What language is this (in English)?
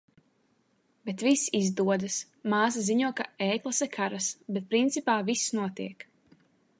Latvian